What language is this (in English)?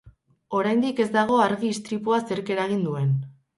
Basque